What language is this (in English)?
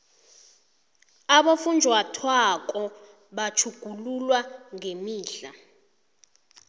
South Ndebele